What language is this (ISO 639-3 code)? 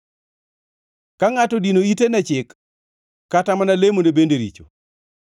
luo